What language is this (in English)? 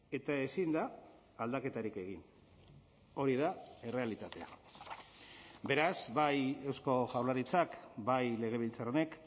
Basque